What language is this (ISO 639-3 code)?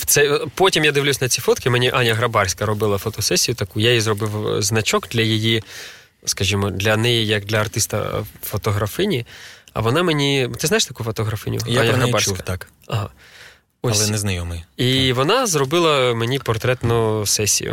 ukr